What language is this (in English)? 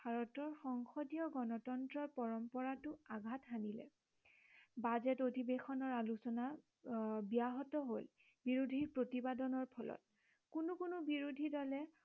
Assamese